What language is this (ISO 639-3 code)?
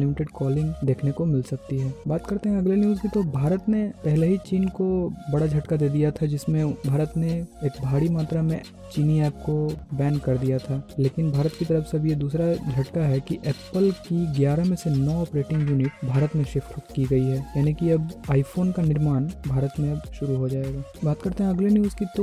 hin